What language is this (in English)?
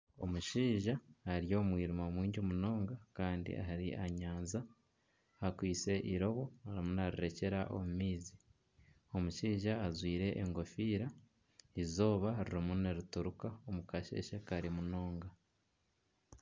Nyankole